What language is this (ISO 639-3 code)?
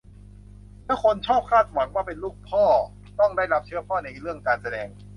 tha